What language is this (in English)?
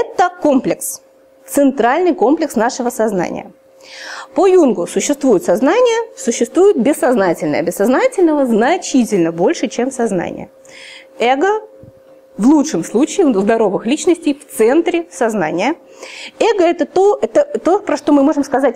Russian